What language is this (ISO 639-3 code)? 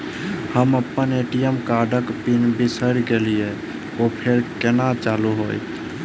mai